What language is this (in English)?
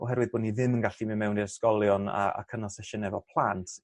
Welsh